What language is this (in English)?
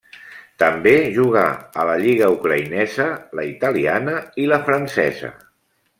Catalan